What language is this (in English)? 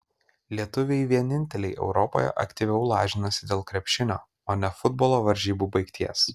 Lithuanian